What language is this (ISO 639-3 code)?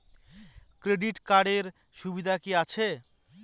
ben